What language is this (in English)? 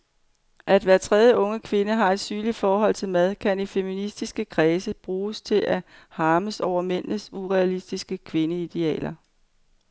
Danish